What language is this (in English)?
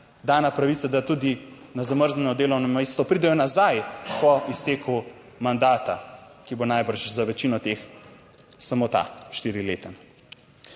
Slovenian